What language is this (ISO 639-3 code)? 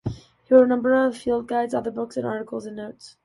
eng